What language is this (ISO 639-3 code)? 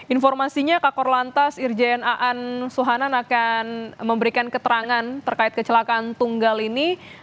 ind